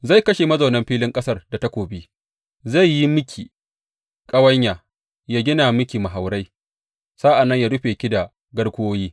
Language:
Hausa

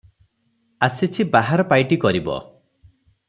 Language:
Odia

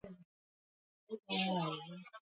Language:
Swahili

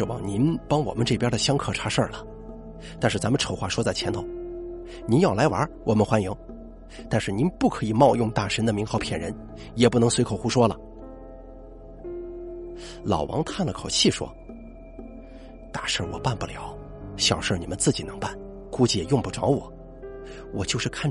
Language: Chinese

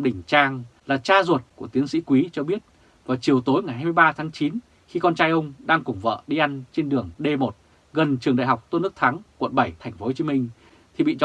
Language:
Vietnamese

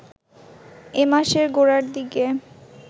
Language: Bangla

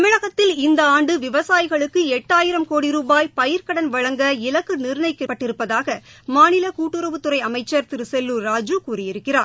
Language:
Tamil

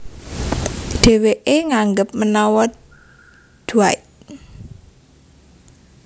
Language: Javanese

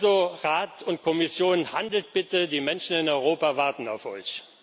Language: German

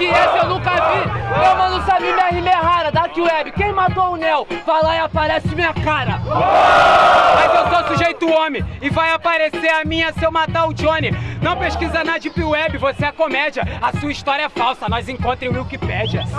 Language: Portuguese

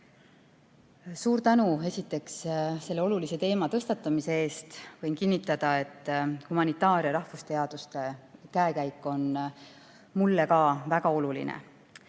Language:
Estonian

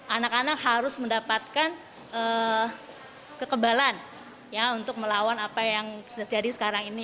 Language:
Indonesian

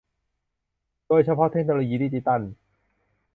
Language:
Thai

